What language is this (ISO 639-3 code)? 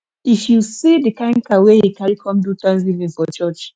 pcm